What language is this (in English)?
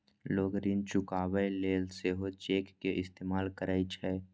Maithili